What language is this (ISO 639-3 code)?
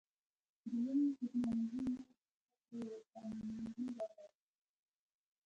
pus